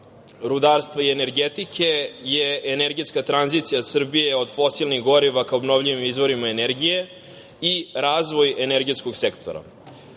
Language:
Serbian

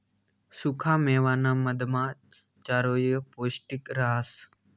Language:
Marathi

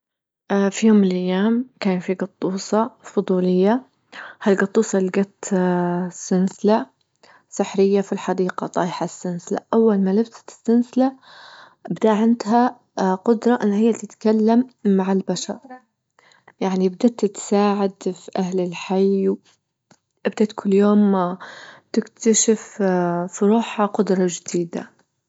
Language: Libyan Arabic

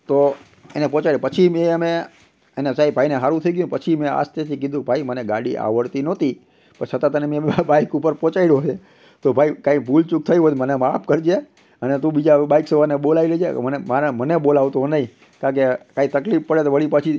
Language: Gujarati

